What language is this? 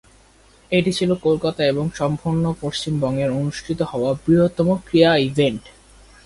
Bangla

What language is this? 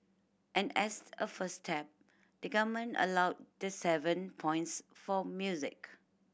English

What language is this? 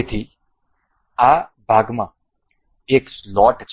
Gujarati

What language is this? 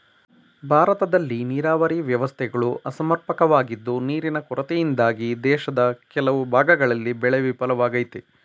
Kannada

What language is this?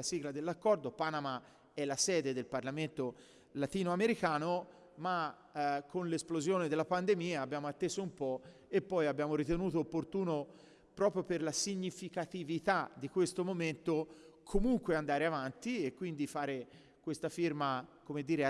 Italian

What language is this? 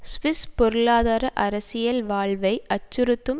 Tamil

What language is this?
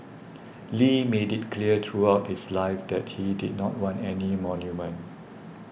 English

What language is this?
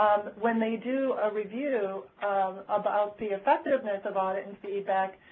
English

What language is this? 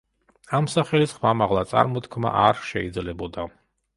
Georgian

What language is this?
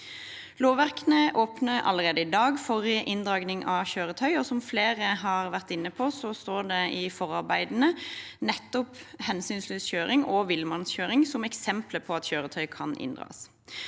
Norwegian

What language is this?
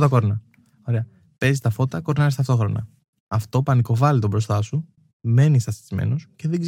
Greek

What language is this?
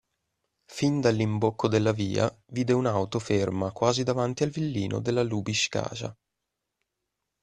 Italian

